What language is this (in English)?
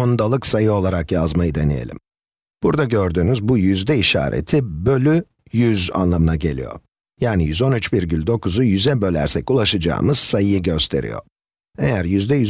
Turkish